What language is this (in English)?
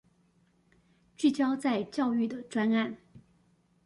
Chinese